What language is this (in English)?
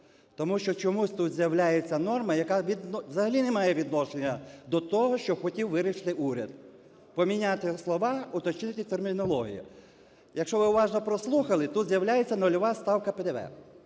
Ukrainian